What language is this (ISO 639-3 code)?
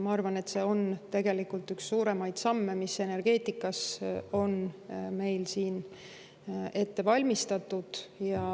est